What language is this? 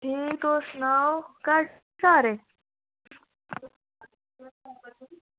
Dogri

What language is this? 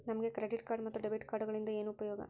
Kannada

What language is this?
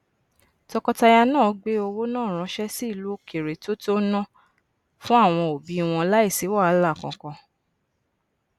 Yoruba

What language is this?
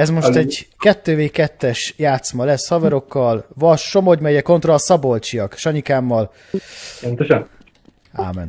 Hungarian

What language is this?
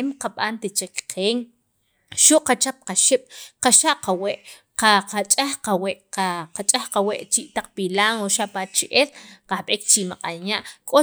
Sacapulteco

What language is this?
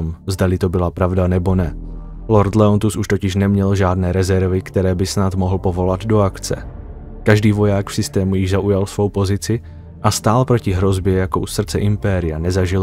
Czech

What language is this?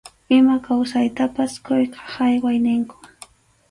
Arequipa-La Unión Quechua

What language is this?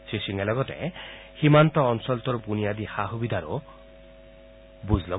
Assamese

